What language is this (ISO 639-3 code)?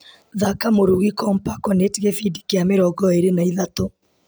kik